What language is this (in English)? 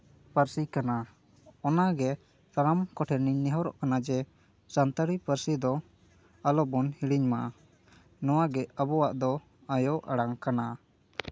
Santali